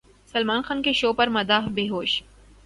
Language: Urdu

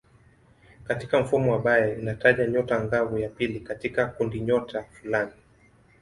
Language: Swahili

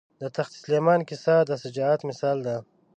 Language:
Pashto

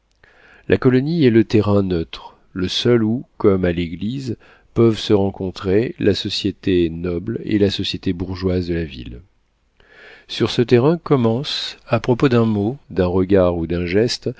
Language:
French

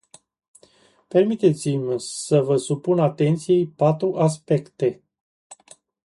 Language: Romanian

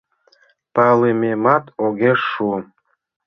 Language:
Mari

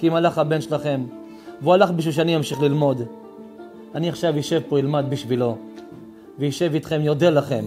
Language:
Hebrew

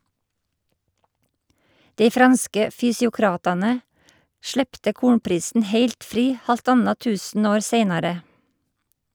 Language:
Norwegian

